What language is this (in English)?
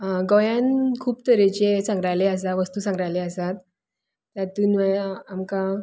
Konkani